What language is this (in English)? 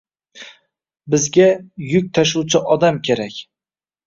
Uzbek